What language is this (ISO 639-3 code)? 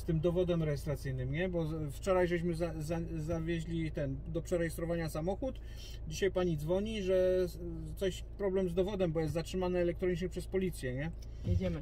pol